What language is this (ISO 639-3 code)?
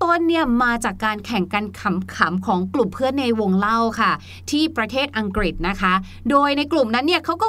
tha